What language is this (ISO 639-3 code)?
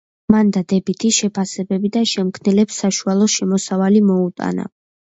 kat